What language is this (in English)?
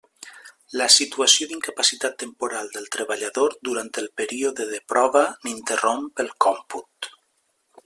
Catalan